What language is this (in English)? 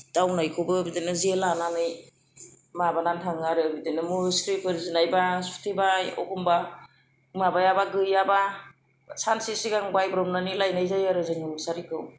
Bodo